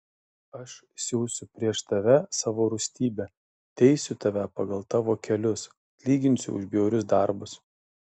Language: Lithuanian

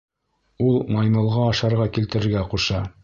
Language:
Bashkir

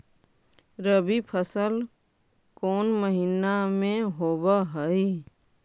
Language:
Magahi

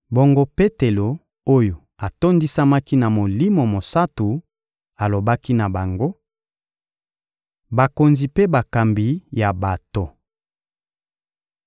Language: Lingala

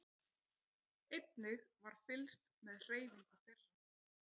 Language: Icelandic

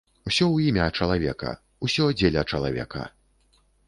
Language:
Belarusian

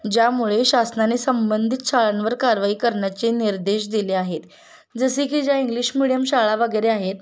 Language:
Marathi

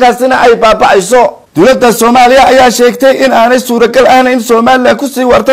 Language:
Arabic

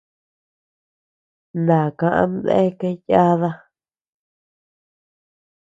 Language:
Tepeuxila Cuicatec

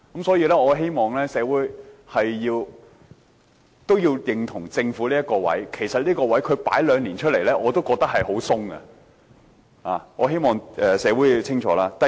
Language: Cantonese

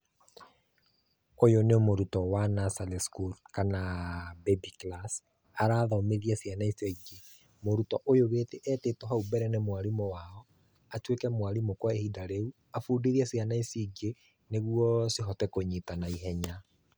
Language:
Kikuyu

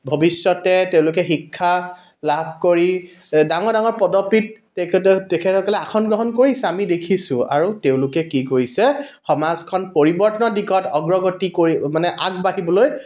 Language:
Assamese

